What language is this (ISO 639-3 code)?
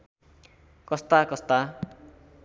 nep